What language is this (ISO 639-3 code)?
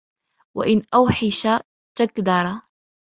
ara